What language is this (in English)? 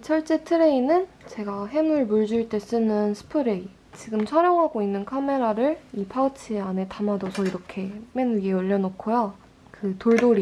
Korean